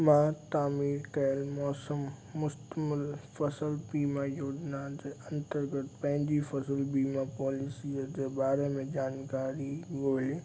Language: Sindhi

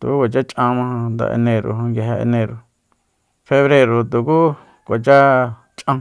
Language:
Soyaltepec Mazatec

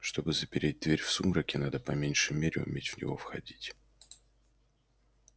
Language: Russian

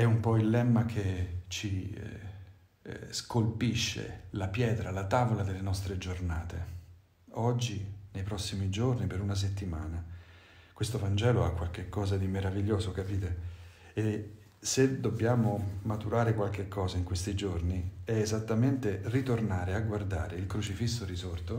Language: Italian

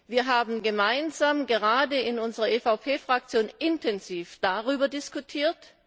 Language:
German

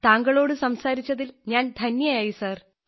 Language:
Malayalam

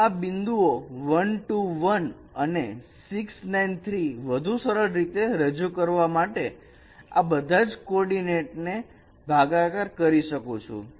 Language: Gujarati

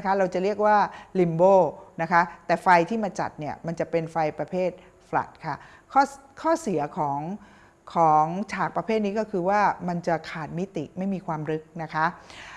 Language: Thai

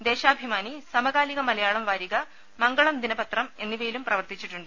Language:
Malayalam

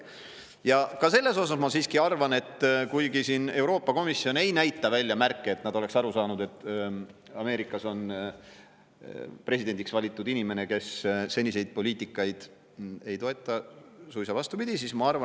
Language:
Estonian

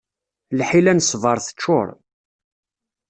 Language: Kabyle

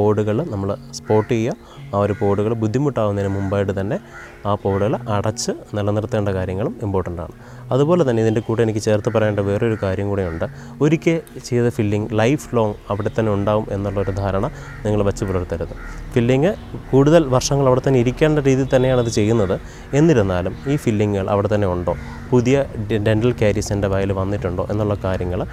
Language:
Malayalam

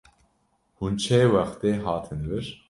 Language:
Kurdish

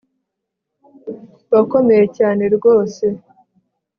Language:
Kinyarwanda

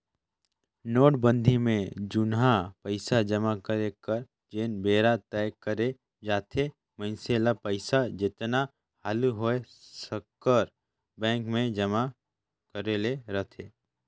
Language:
Chhattisgarhi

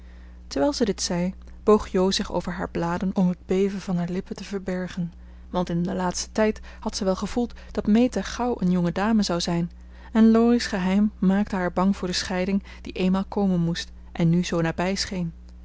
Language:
Dutch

